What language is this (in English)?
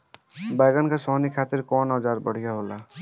Bhojpuri